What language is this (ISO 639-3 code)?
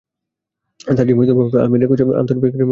ben